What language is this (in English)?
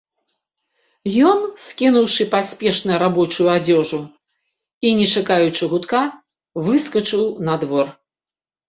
Belarusian